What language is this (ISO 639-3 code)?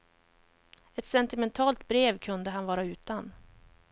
swe